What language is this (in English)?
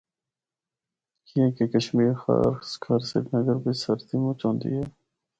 Northern Hindko